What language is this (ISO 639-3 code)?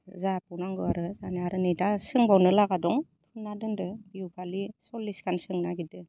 brx